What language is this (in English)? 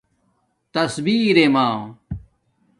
Domaaki